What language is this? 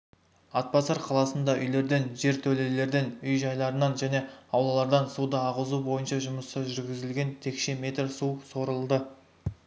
Kazakh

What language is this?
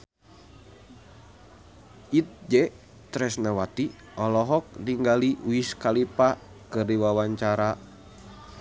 Sundanese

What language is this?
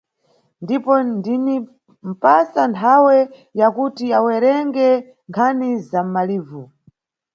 Nyungwe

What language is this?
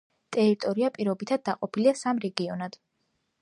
Georgian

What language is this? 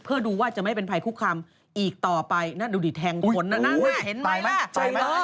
Thai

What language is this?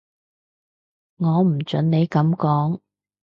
Cantonese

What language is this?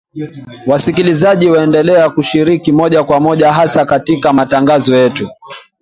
Swahili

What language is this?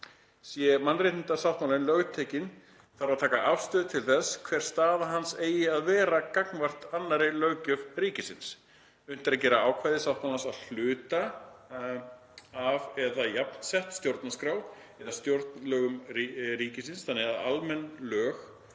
Icelandic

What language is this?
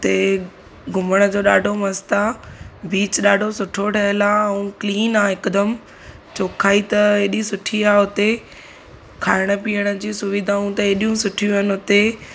Sindhi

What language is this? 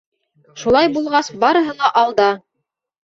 Bashkir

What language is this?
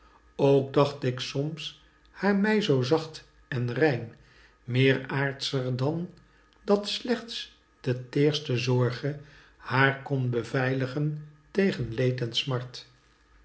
Dutch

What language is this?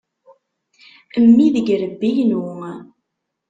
Kabyle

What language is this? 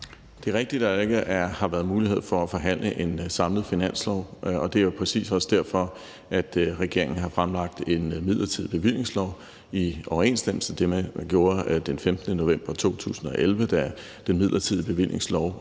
Danish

